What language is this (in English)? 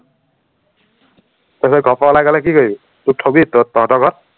Assamese